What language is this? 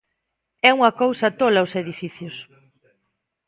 Galician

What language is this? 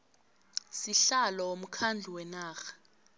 South Ndebele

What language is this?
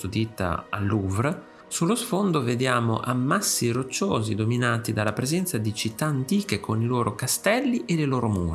Italian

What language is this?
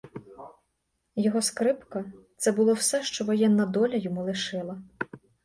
Ukrainian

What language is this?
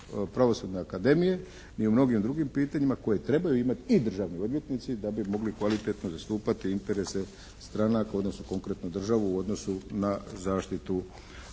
Croatian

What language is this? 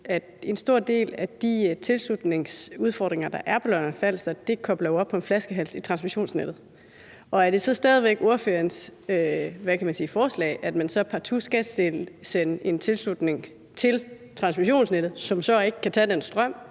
Danish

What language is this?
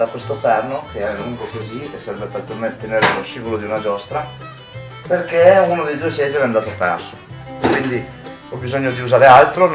Italian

